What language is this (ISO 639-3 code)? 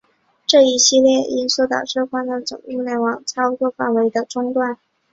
zho